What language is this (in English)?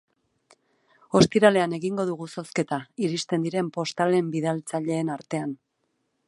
Basque